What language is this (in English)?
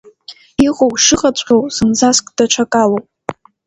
Abkhazian